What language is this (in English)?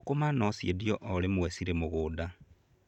Kikuyu